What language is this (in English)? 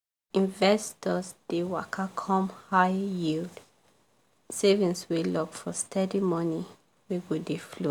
Nigerian Pidgin